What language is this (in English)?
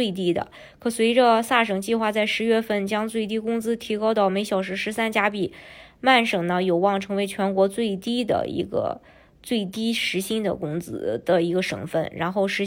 Chinese